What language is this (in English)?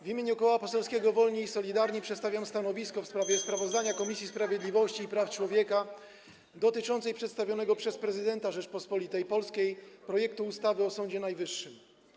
Polish